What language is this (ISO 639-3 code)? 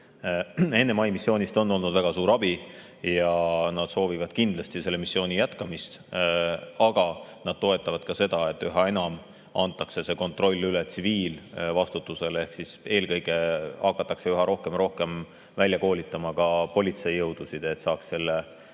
est